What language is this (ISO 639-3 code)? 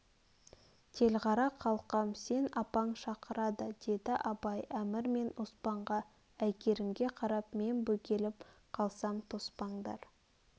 kaz